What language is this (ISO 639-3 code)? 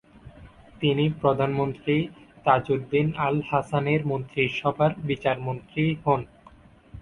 ben